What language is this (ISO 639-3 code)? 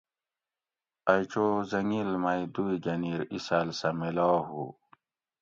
gwc